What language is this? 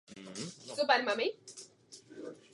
Czech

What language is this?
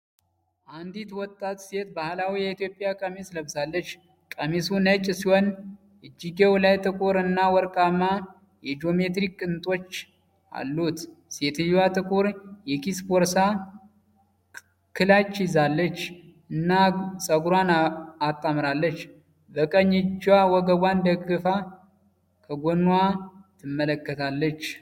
Amharic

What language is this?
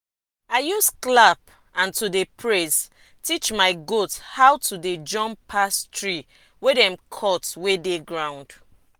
Nigerian Pidgin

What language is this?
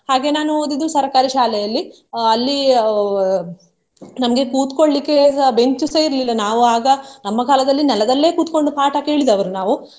Kannada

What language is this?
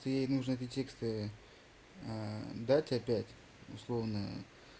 Russian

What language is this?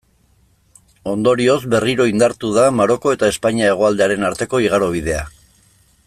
Basque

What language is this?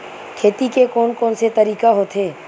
Chhattisgarhi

